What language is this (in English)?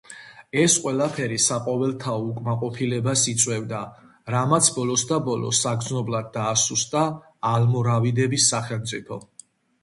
Georgian